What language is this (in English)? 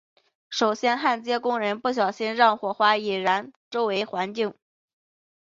Chinese